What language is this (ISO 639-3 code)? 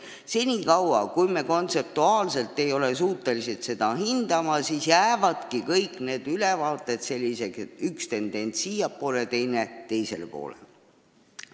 est